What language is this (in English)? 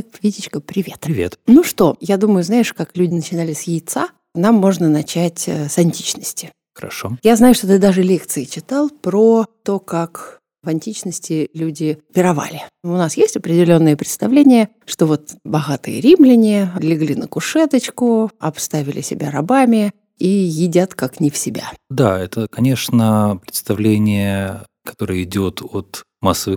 Russian